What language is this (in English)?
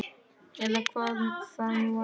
Icelandic